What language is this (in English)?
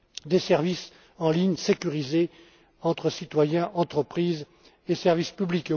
French